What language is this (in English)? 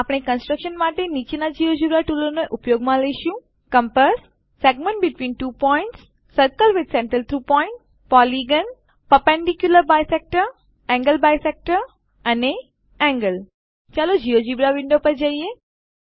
Gujarati